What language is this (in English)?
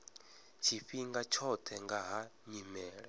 Venda